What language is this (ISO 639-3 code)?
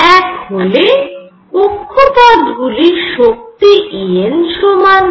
ben